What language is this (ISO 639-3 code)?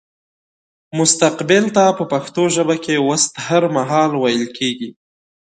pus